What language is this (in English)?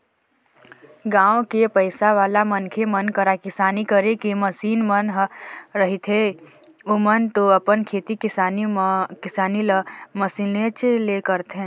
Chhattisgarhi